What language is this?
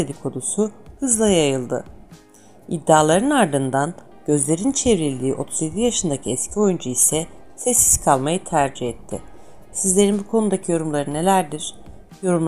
Turkish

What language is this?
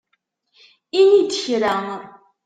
Kabyle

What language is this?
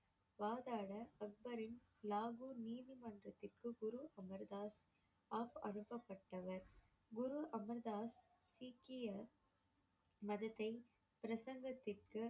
Tamil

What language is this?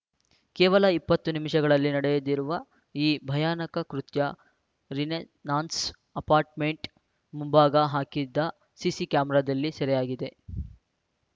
Kannada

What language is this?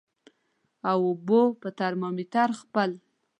Pashto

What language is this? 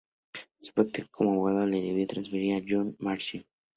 Spanish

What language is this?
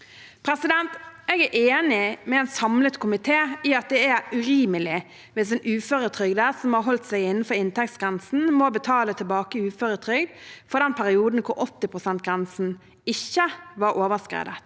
Norwegian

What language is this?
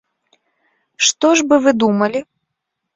Belarusian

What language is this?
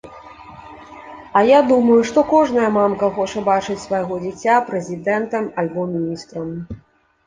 Belarusian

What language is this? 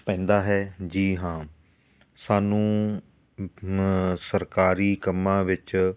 Punjabi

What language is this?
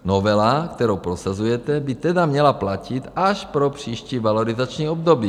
Czech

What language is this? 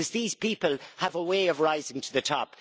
English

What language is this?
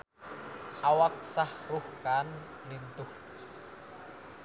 Sundanese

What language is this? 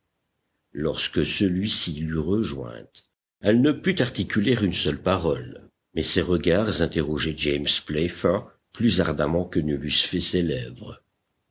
French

